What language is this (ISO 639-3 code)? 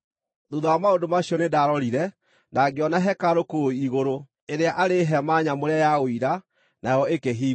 kik